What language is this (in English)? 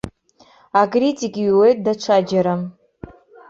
Abkhazian